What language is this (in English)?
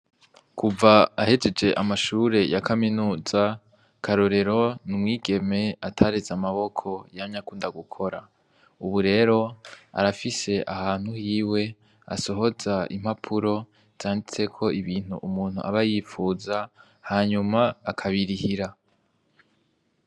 Rundi